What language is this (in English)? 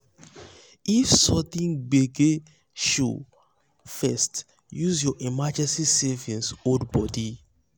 Nigerian Pidgin